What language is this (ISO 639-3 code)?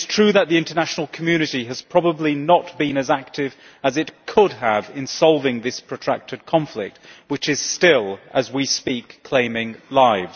eng